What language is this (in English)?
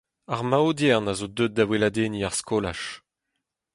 Breton